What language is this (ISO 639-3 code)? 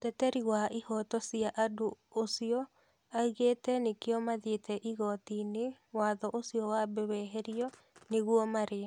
kik